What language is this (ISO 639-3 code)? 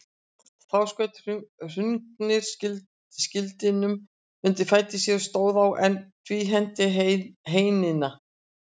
isl